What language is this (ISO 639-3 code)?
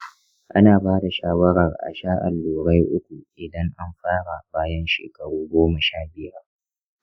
hau